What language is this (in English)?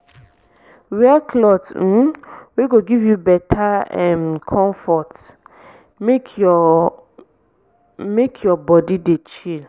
Nigerian Pidgin